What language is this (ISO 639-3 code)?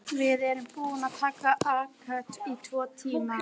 isl